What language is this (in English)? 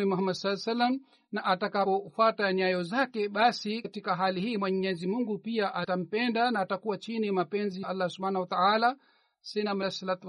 Swahili